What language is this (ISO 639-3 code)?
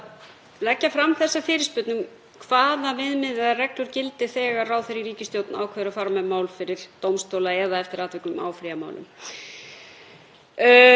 isl